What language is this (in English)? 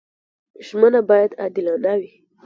Pashto